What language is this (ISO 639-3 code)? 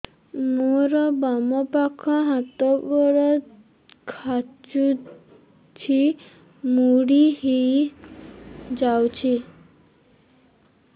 ori